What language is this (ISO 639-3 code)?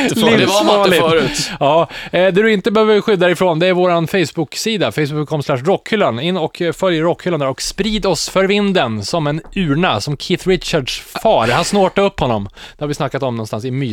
swe